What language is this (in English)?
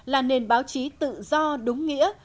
Vietnamese